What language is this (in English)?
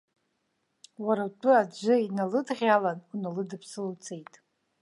Abkhazian